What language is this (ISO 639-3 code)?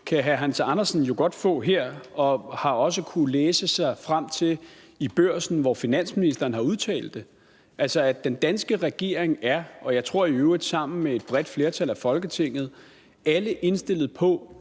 dan